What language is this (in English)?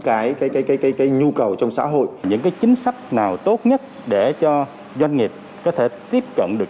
Vietnamese